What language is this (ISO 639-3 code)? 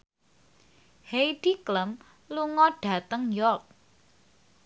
jav